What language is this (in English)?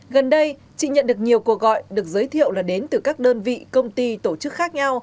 Vietnamese